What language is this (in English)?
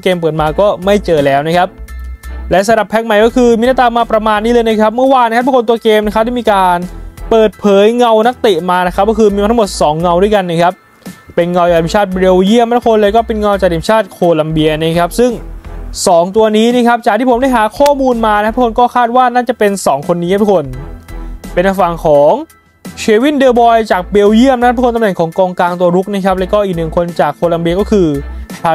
Thai